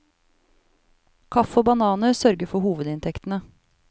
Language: Norwegian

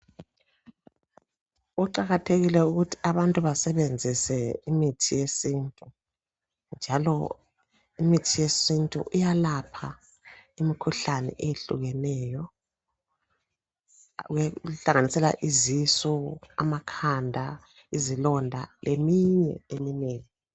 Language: North Ndebele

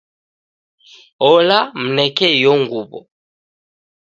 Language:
Taita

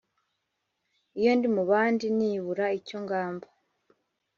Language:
Kinyarwanda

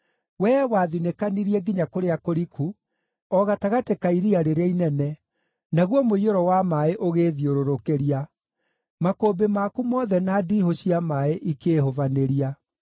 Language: Kikuyu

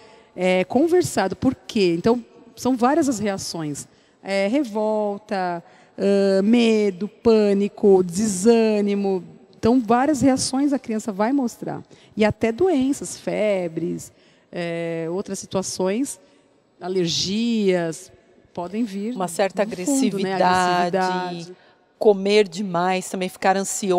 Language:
Portuguese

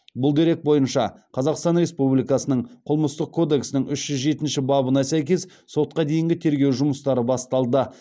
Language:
Kazakh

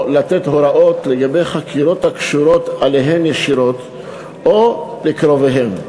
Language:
Hebrew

